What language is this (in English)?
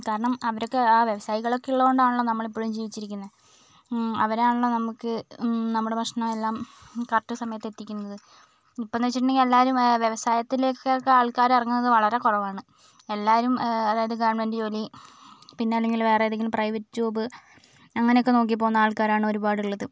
Malayalam